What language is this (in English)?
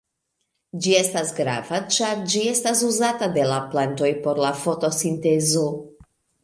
Esperanto